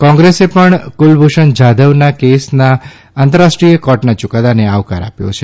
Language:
Gujarati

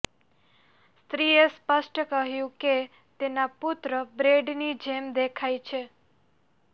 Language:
Gujarati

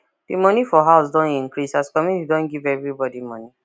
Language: Nigerian Pidgin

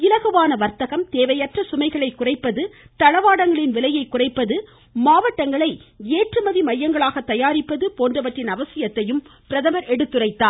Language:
Tamil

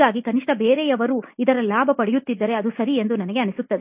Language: Kannada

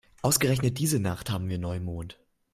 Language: German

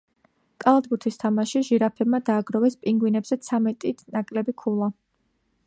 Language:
Georgian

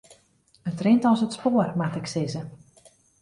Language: Western Frisian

